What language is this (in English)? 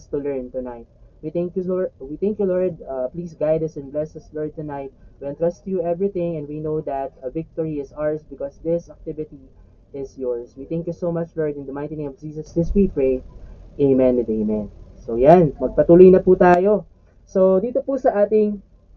Filipino